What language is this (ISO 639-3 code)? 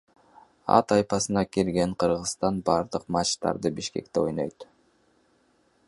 kir